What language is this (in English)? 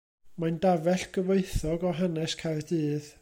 Welsh